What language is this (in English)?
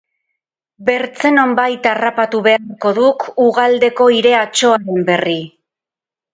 Basque